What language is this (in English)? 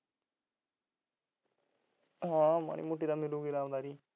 Punjabi